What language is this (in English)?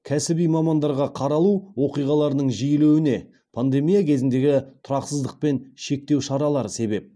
Kazakh